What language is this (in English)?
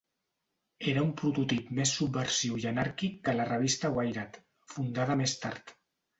Catalan